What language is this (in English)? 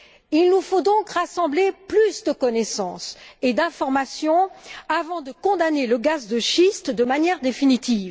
French